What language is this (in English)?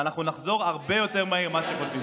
Hebrew